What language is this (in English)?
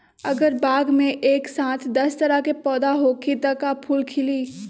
Magahi